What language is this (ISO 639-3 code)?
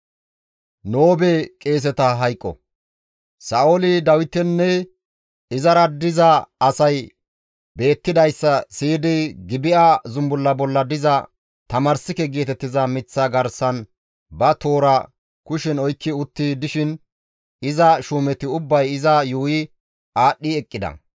gmv